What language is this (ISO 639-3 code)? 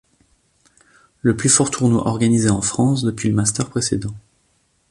fra